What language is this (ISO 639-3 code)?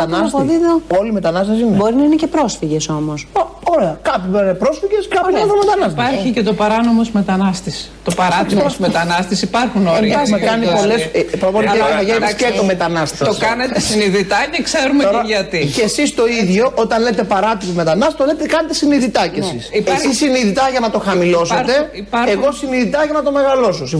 ell